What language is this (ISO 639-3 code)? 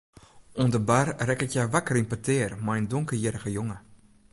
fry